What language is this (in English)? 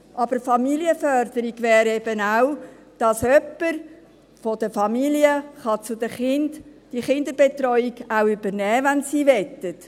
Swiss German